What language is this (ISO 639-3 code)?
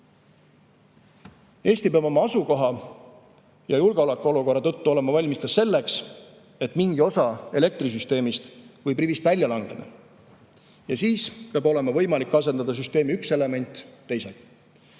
est